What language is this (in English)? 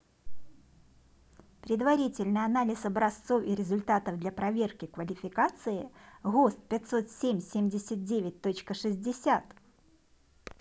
Russian